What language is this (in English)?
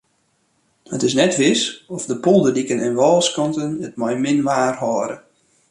Western Frisian